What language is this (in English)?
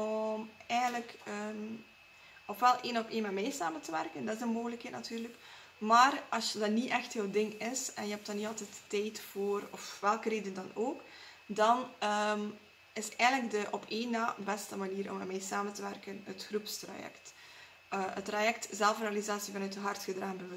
Dutch